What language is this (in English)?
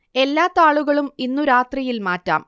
Malayalam